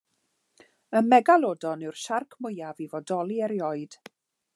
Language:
Welsh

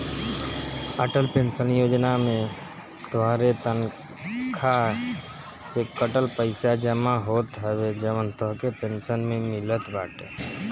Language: Bhojpuri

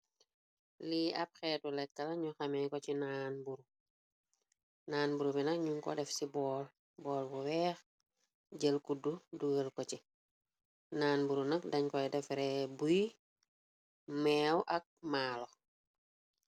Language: Wolof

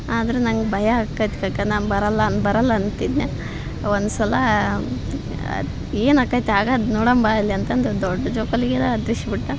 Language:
Kannada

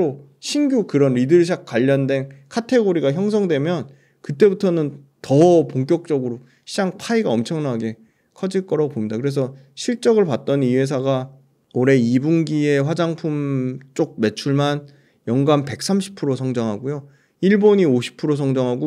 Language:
Korean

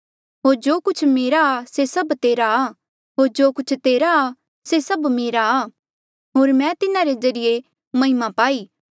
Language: Mandeali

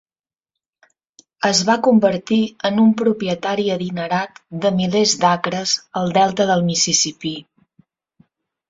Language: Catalan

